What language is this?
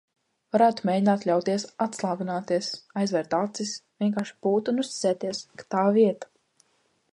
Latvian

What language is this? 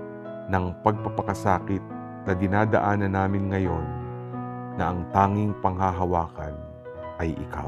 Filipino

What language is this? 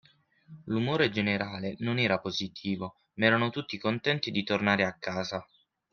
Italian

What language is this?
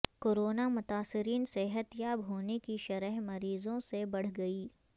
Urdu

